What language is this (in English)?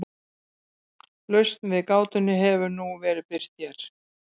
Icelandic